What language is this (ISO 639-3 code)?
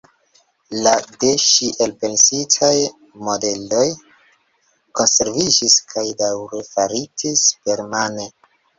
epo